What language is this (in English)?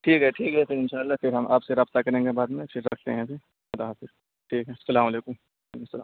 Urdu